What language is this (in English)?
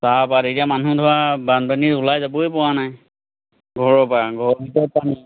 Assamese